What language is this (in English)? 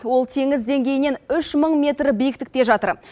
Kazakh